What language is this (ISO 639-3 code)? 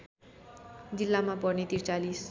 nep